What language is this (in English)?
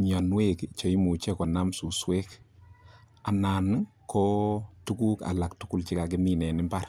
Kalenjin